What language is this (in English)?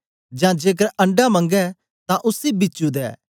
Dogri